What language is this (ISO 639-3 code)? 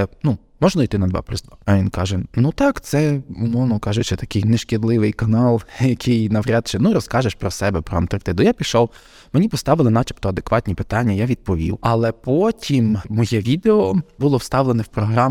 ukr